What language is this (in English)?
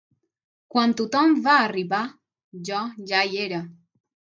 Catalan